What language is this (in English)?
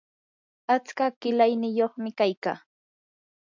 Yanahuanca Pasco Quechua